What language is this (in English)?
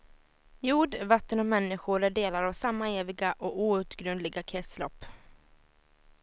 Swedish